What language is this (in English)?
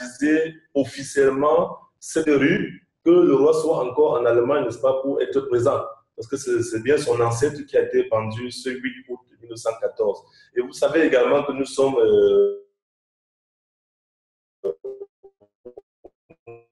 French